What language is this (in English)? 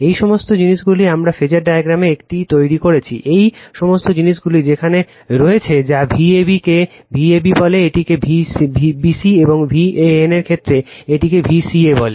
Bangla